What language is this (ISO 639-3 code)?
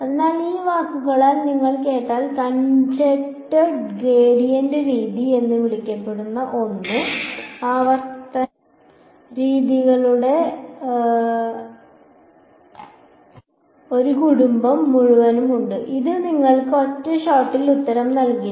mal